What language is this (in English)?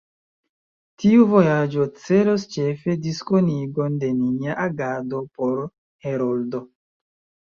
Esperanto